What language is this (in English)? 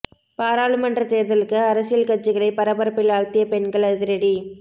Tamil